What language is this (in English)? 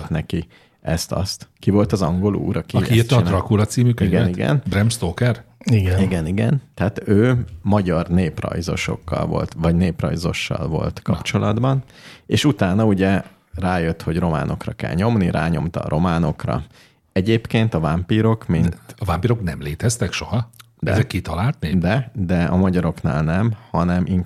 Hungarian